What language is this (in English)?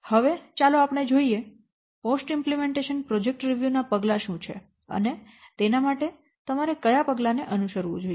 Gujarati